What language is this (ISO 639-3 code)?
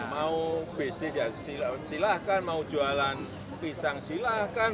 ind